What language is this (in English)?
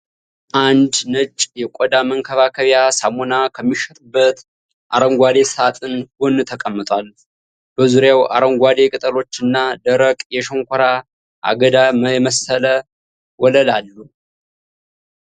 Amharic